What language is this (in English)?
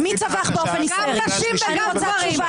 Hebrew